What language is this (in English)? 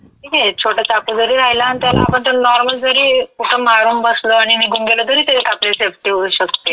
Marathi